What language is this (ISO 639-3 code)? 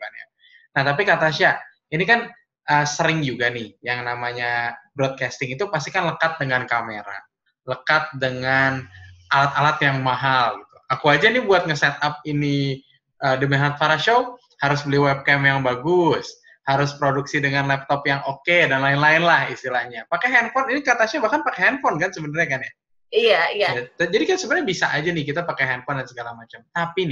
ind